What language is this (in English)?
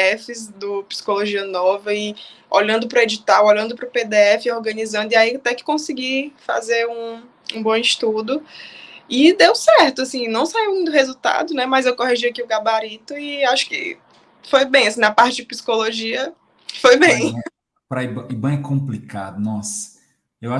Portuguese